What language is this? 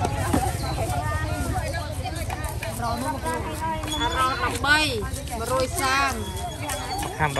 Thai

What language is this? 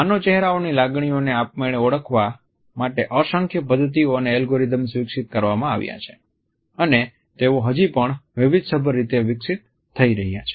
Gujarati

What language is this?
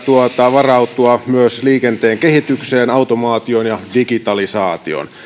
Finnish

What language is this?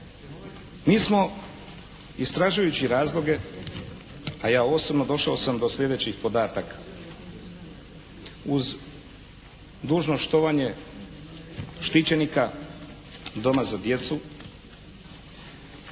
Croatian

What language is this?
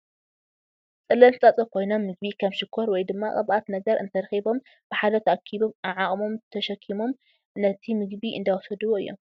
Tigrinya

